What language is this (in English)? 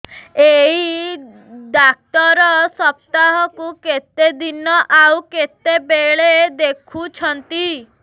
Odia